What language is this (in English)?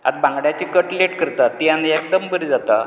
Konkani